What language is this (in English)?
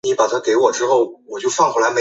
Chinese